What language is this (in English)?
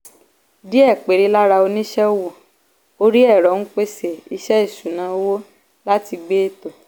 Yoruba